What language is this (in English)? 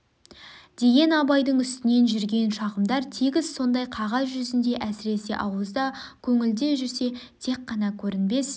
Kazakh